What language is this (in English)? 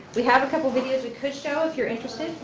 English